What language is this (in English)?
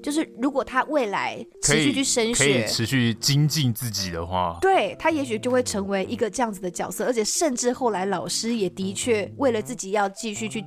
Chinese